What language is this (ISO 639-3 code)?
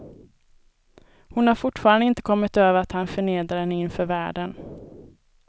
swe